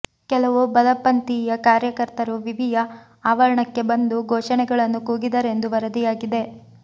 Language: Kannada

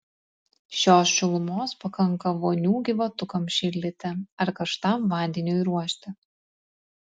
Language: Lithuanian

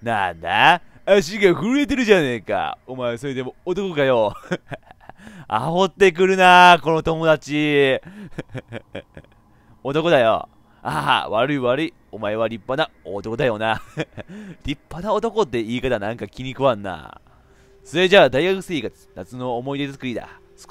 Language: Japanese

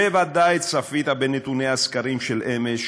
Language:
Hebrew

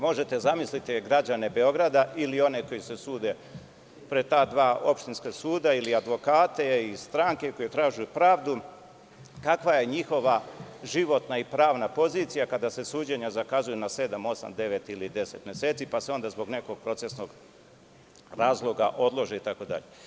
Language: Serbian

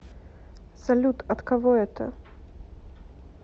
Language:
Russian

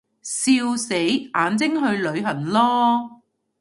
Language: Cantonese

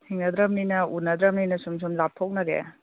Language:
Manipuri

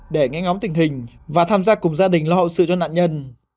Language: Vietnamese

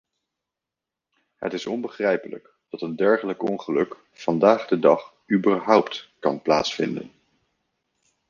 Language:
Dutch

